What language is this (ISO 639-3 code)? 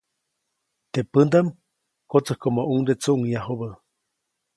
zoc